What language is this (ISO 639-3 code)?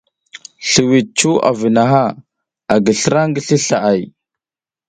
giz